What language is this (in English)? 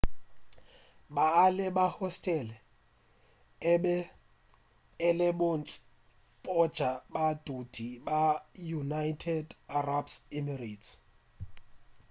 Northern Sotho